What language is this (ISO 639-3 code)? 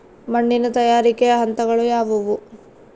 kan